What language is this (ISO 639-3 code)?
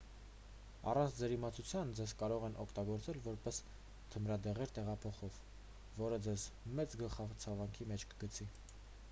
hye